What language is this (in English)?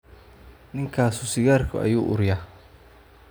Somali